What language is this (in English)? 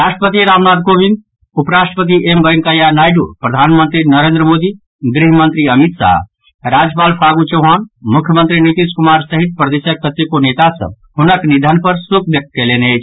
Maithili